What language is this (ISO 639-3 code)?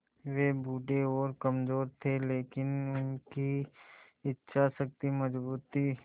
hin